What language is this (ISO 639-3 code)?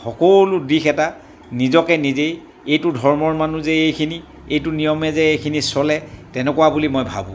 asm